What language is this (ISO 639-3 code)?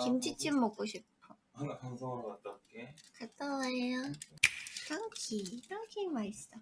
kor